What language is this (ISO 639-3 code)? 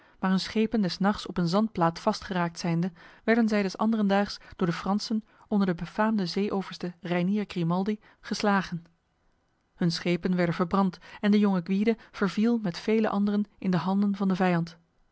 nld